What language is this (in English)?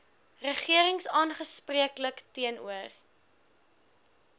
Afrikaans